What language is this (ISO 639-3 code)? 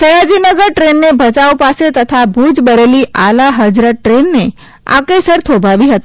guj